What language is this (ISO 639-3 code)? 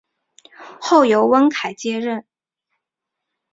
zho